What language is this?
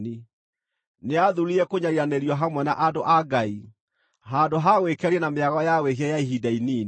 Kikuyu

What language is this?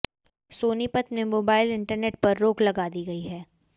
Hindi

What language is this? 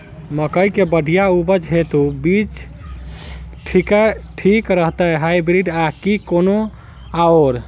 Maithili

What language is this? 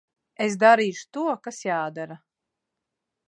Latvian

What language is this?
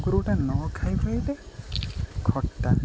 Odia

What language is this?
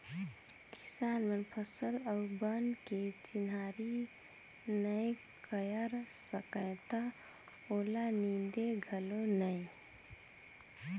Chhattisgarhi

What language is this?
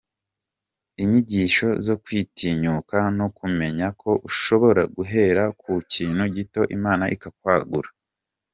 Kinyarwanda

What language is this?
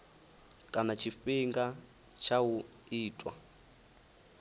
Venda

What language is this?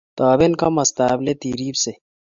Kalenjin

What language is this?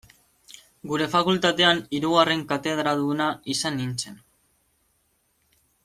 Basque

